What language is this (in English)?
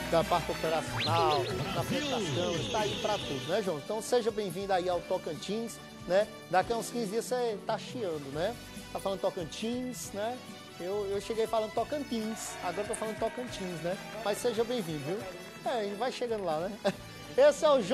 Portuguese